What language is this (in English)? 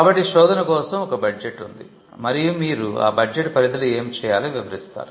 Telugu